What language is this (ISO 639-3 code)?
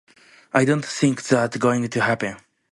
eng